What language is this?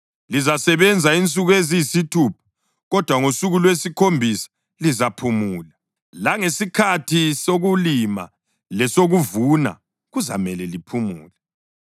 North Ndebele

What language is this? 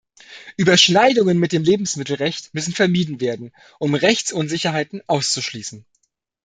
German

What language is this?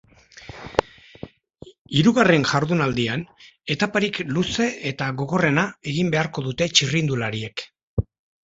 Basque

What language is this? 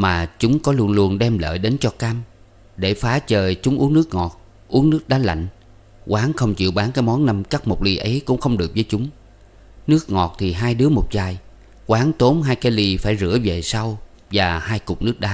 Vietnamese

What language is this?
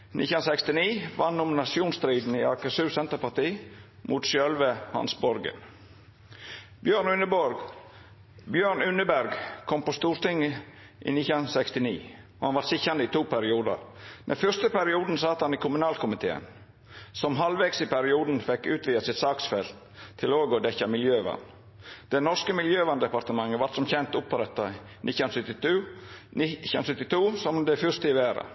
Norwegian Nynorsk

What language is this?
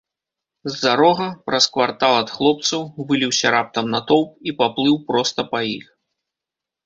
Belarusian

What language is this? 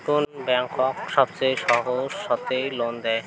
Bangla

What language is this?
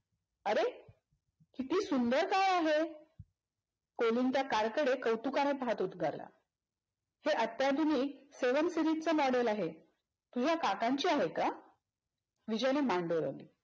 Marathi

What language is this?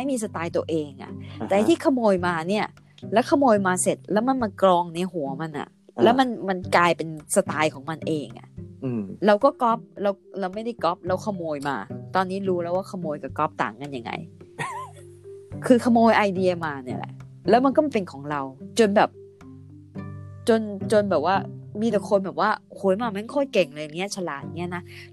Thai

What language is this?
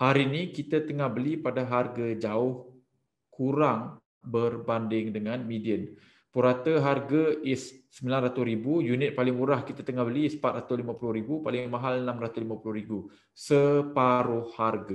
Malay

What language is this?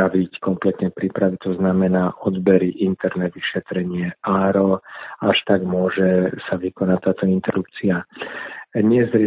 Slovak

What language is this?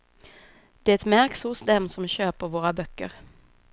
Swedish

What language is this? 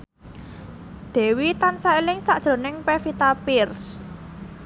Javanese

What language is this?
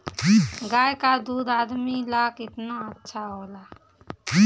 Bhojpuri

